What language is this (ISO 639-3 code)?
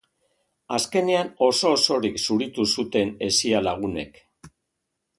eus